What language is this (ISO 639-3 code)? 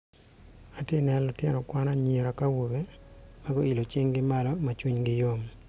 ach